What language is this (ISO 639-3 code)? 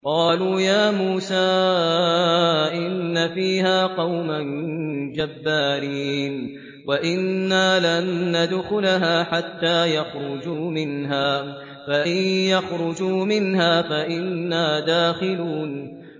ara